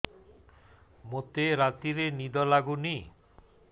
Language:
Odia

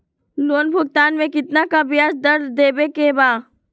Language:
Magahi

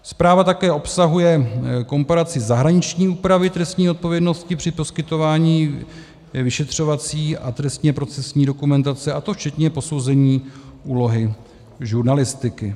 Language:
Czech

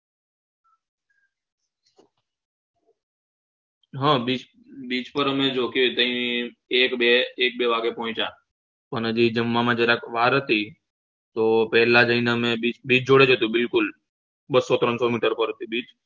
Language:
Gujarati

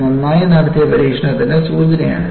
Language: Malayalam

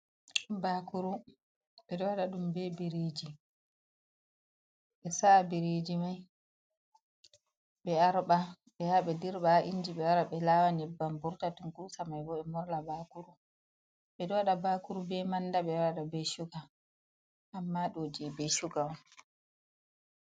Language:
Fula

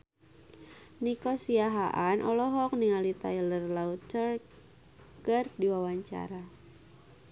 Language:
Sundanese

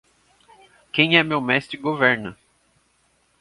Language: Portuguese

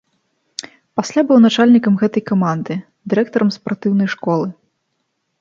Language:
Belarusian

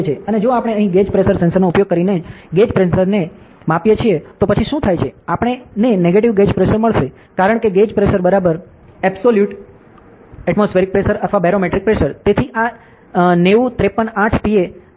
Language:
Gujarati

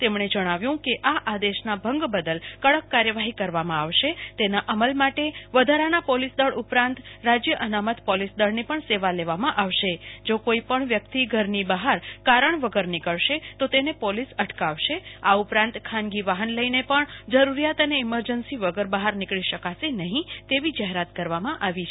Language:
Gujarati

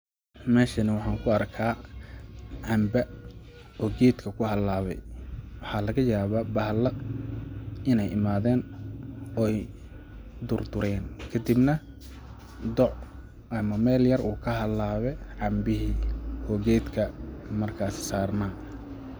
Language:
Somali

